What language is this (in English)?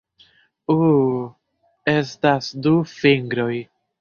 Esperanto